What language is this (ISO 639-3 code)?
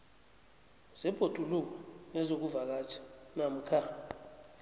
nbl